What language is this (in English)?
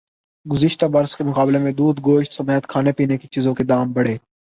Urdu